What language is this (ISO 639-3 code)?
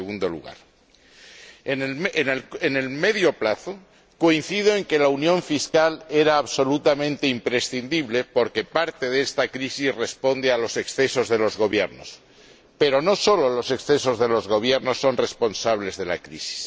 spa